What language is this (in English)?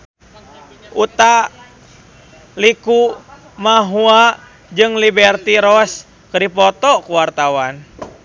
Sundanese